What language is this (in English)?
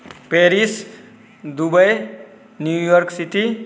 Maithili